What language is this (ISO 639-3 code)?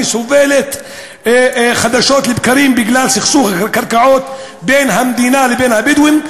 heb